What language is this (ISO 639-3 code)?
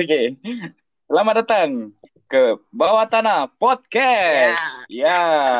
msa